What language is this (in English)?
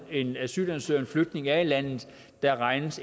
Danish